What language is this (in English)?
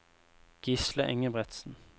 Norwegian